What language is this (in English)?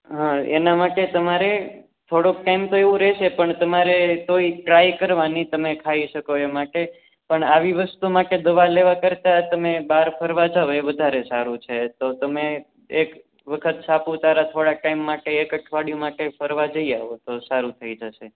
Gujarati